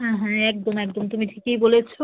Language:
Bangla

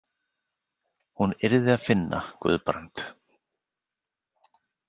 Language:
Icelandic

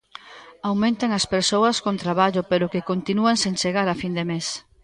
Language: Galician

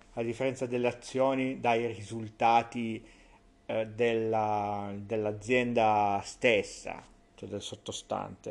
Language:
Italian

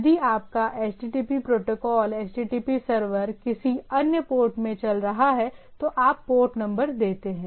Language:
Hindi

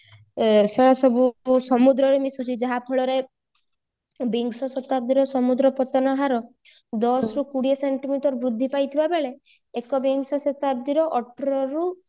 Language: Odia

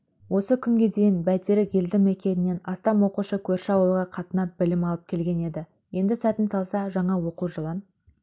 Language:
Kazakh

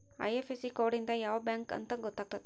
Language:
Kannada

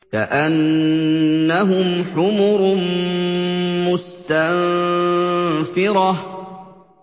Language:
Arabic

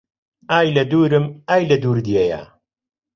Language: Central Kurdish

